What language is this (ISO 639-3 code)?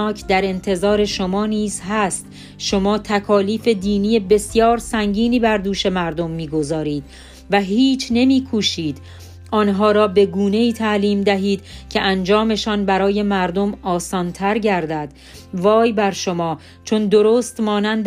fas